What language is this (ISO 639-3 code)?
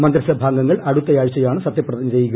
mal